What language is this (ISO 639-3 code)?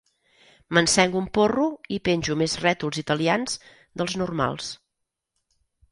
cat